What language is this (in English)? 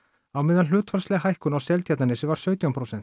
Icelandic